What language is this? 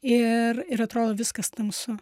Lithuanian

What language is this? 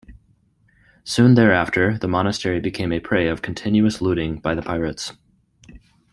English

